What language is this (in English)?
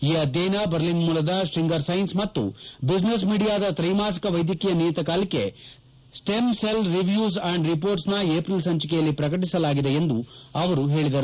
Kannada